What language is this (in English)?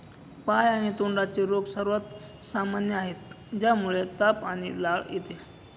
Marathi